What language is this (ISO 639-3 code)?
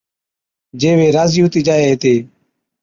odk